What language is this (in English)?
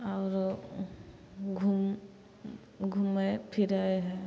Maithili